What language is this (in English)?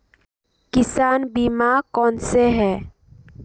Hindi